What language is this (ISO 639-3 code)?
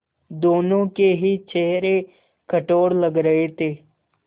hin